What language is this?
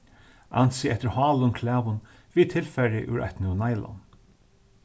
Faroese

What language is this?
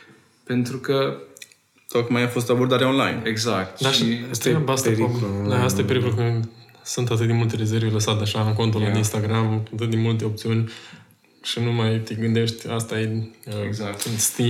Romanian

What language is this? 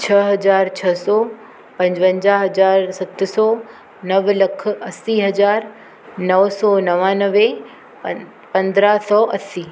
Sindhi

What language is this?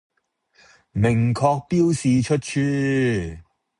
Cantonese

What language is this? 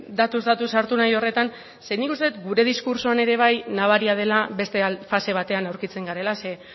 Basque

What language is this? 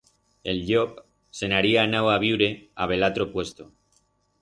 Aragonese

